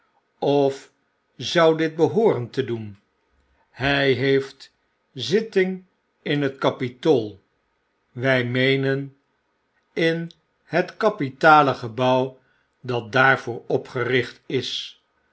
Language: Dutch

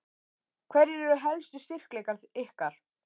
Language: Icelandic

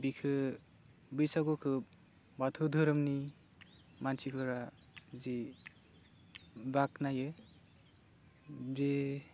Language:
Bodo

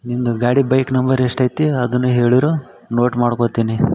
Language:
Kannada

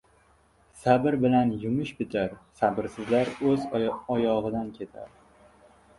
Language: Uzbek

